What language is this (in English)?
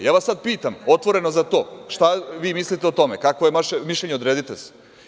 Serbian